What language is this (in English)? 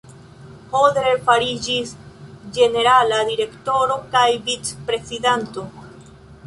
Esperanto